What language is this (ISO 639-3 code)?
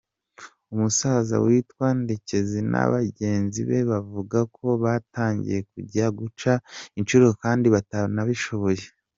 kin